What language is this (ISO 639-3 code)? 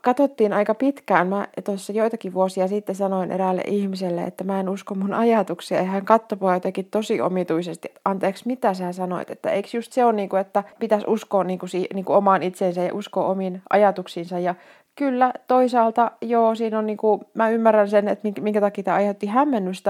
fin